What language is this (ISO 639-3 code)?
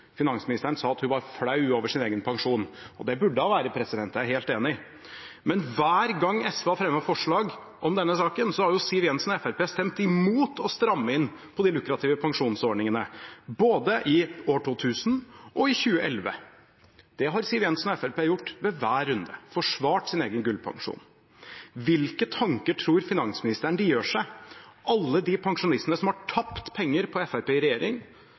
nob